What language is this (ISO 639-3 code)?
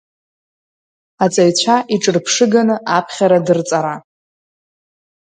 abk